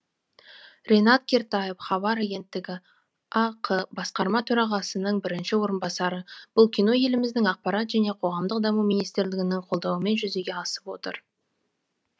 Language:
Kazakh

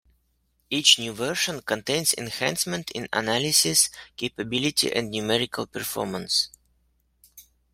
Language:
English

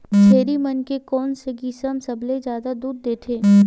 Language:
Chhattisgarhi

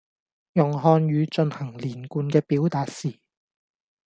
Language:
Cantonese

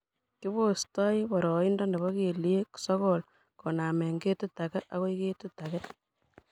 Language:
Kalenjin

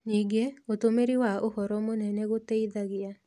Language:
Kikuyu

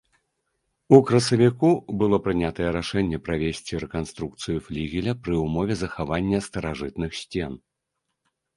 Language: Belarusian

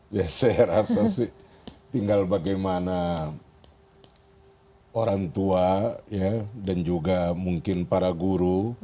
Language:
Indonesian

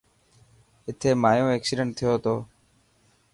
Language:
Dhatki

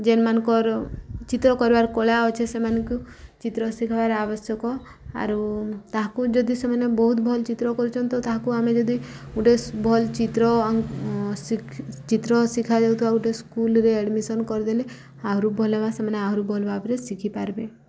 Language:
Odia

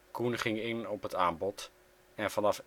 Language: Dutch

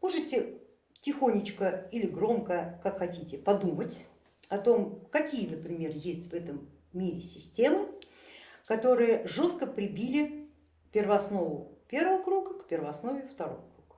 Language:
Russian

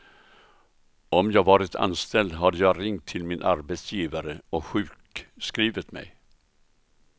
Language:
Swedish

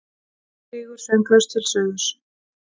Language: Icelandic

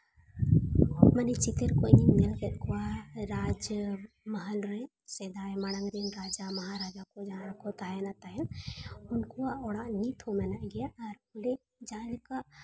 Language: Santali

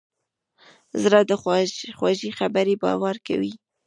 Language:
Pashto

